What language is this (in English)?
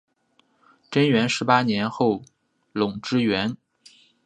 Chinese